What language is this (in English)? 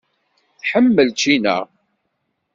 Kabyle